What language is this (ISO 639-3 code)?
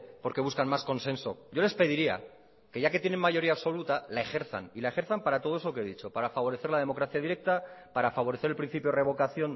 spa